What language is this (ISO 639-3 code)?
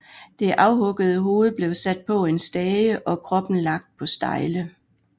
dan